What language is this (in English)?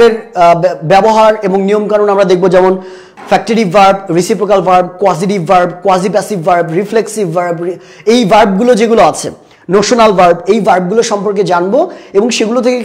Bangla